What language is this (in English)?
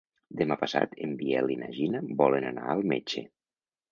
Catalan